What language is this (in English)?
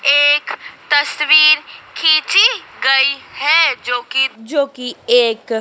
Hindi